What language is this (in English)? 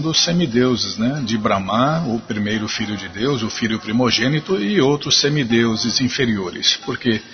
Portuguese